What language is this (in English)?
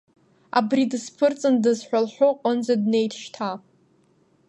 Abkhazian